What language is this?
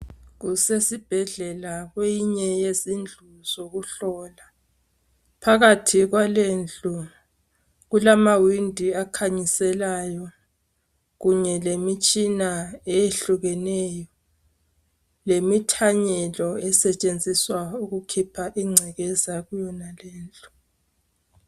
North Ndebele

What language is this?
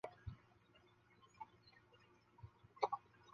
Chinese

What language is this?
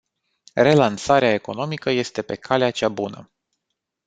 Romanian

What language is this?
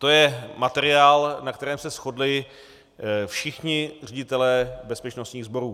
Czech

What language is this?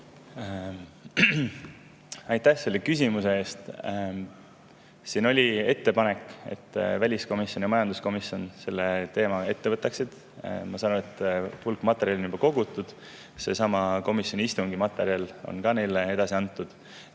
Estonian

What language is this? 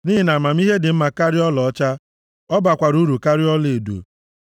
Igbo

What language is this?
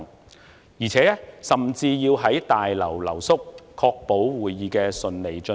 Cantonese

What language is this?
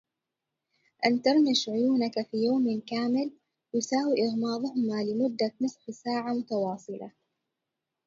Arabic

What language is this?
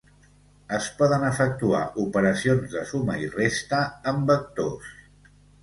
Catalan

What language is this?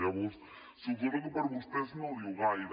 Catalan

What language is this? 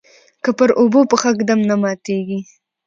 Pashto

